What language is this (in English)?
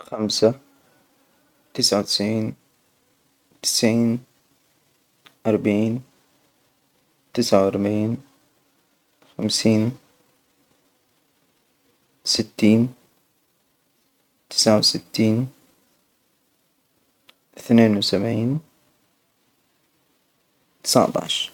Hijazi Arabic